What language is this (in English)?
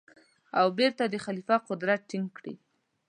Pashto